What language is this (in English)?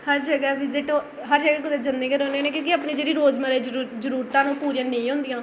Dogri